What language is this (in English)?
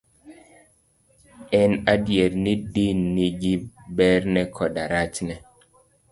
Luo (Kenya and Tanzania)